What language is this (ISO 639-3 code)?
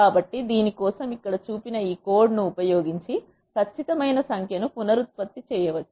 tel